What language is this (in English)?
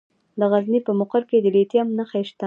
Pashto